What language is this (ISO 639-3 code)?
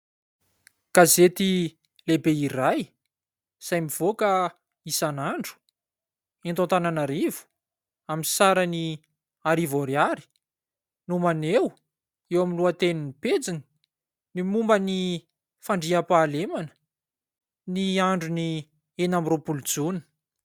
mlg